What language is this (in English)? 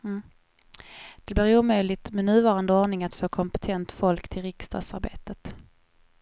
Swedish